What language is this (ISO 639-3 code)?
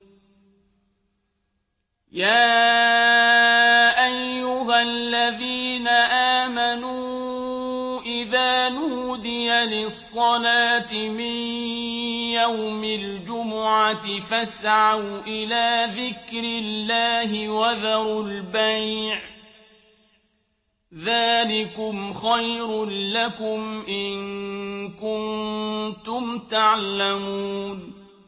ara